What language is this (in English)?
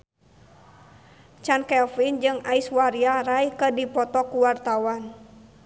Sundanese